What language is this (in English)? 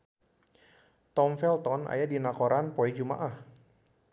Sundanese